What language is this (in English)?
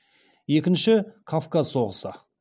Kazakh